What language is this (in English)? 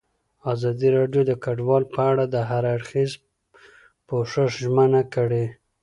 Pashto